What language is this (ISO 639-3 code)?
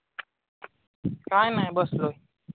mar